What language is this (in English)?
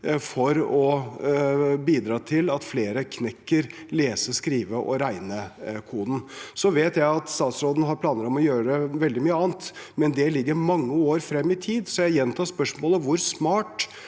Norwegian